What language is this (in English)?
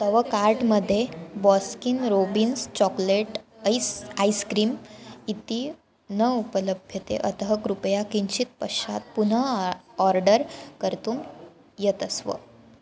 Sanskrit